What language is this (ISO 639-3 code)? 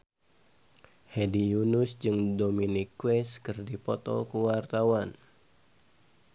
sun